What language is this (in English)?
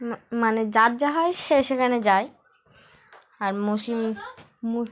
Bangla